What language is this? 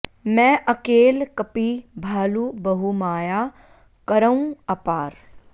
Sanskrit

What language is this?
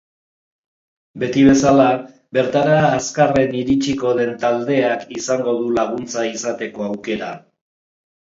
Basque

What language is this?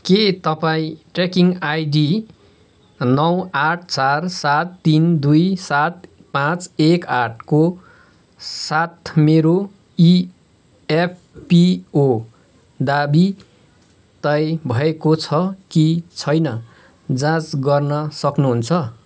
Nepali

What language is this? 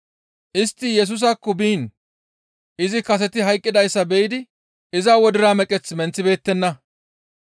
Gamo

